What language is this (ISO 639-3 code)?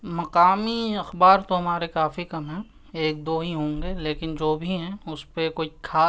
urd